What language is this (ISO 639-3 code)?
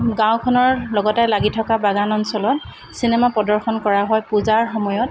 asm